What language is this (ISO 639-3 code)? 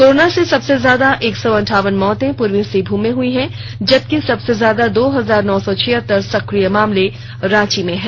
hin